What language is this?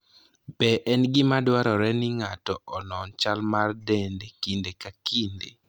Luo (Kenya and Tanzania)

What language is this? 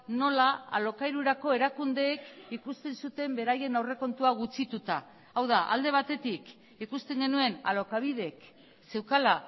Basque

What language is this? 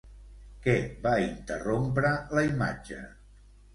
Catalan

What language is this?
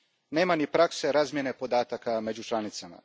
Croatian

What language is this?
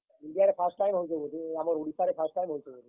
Odia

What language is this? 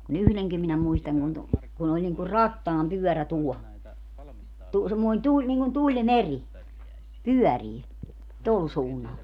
Finnish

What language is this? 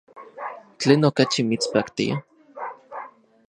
Central Puebla Nahuatl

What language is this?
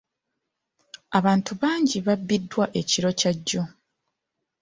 Ganda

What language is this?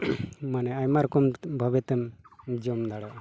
Santali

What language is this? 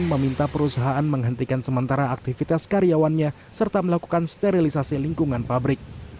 Indonesian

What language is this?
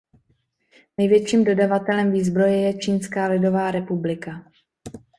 Czech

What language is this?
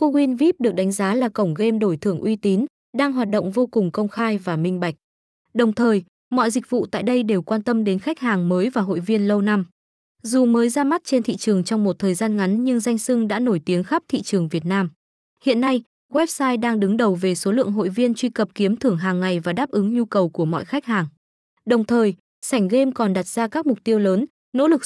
Vietnamese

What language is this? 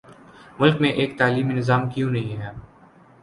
Urdu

